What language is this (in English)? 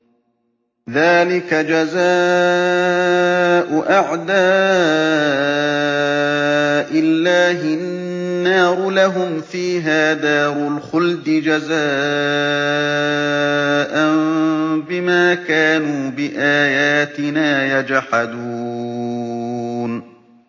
Arabic